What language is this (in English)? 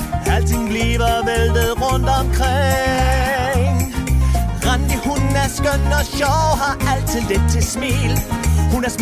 Danish